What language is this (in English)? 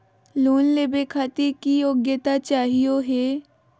Magahi